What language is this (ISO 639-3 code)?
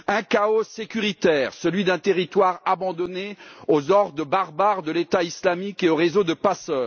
fra